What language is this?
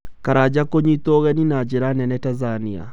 Kikuyu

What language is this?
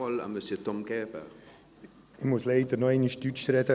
Swiss German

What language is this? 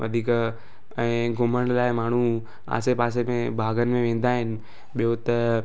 Sindhi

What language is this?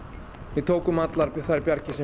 Icelandic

